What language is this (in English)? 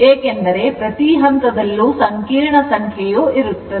Kannada